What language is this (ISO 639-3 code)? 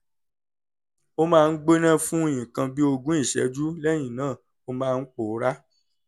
yor